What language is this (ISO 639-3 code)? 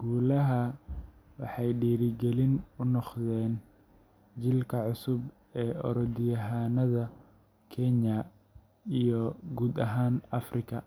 som